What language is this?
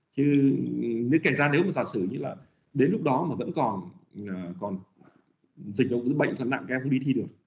Vietnamese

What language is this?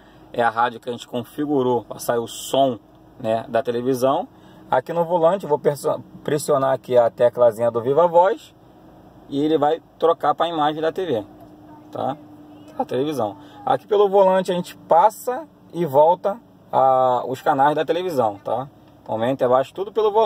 Portuguese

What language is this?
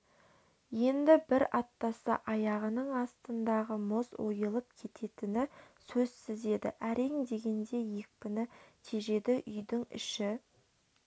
Kazakh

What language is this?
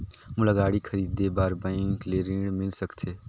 Chhattisgarhi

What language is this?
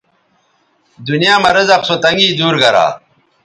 Bateri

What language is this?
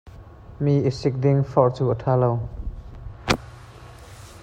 Hakha Chin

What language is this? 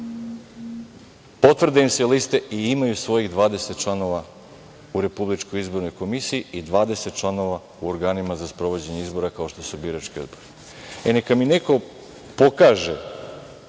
Serbian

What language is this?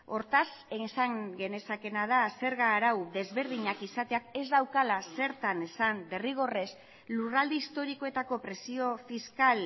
Basque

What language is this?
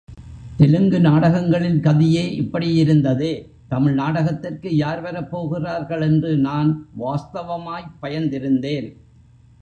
Tamil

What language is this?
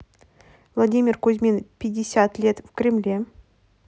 Russian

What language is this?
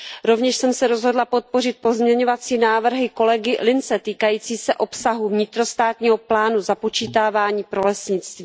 Czech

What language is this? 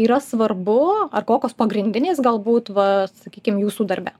Lithuanian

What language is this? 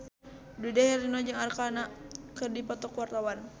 Sundanese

